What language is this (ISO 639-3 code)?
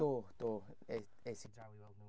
cym